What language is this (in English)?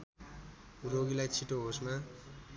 Nepali